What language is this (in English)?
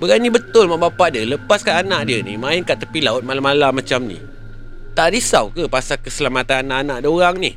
Malay